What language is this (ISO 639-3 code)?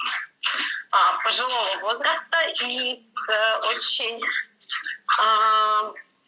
rus